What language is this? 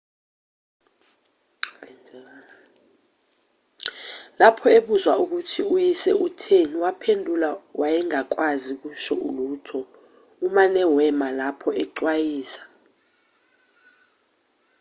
Zulu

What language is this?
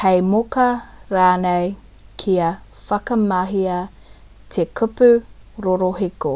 Māori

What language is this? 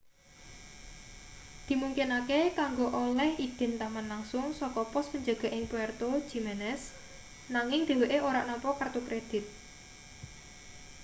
Javanese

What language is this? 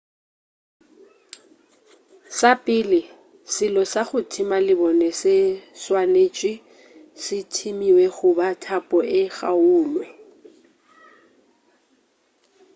Northern Sotho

